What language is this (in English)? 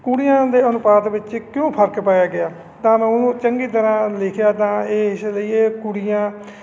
Punjabi